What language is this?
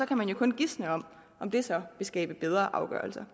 Danish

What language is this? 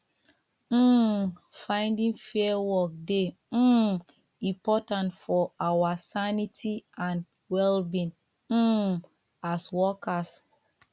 Nigerian Pidgin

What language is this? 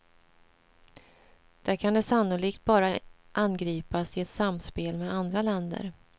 Swedish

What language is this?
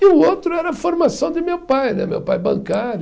Portuguese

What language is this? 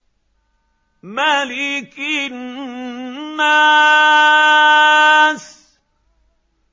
Arabic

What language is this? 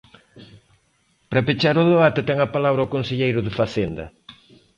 Galician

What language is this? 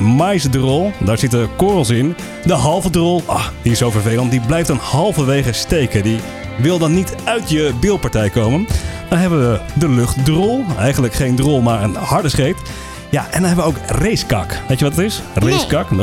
Dutch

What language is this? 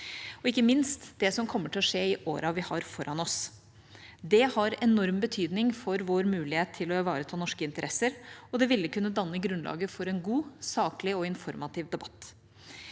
Norwegian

